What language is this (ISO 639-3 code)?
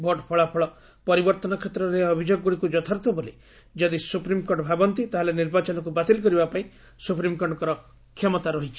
ori